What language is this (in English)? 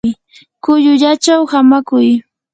Yanahuanca Pasco Quechua